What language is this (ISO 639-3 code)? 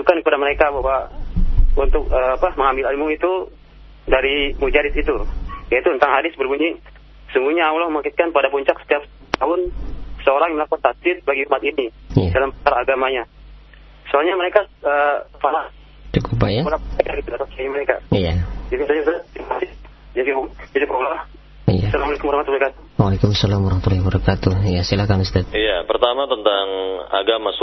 ind